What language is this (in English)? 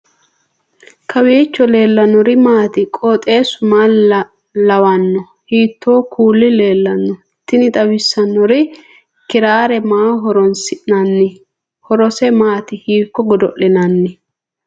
Sidamo